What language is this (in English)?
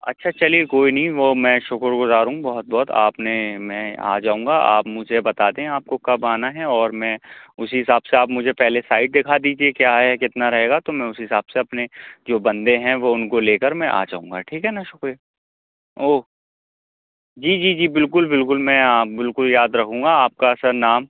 Urdu